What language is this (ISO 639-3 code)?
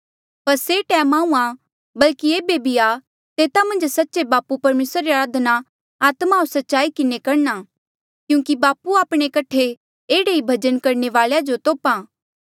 mjl